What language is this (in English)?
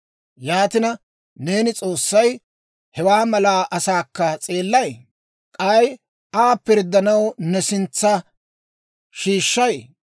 Dawro